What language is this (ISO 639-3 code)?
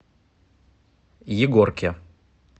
rus